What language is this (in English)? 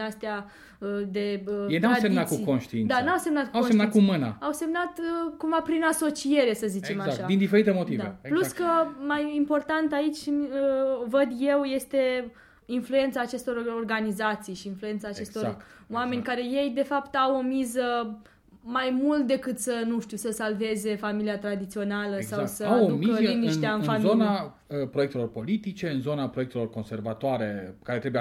Romanian